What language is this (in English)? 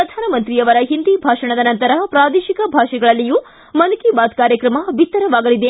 Kannada